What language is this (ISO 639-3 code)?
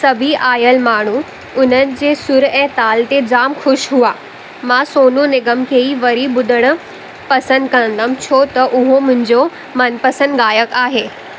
snd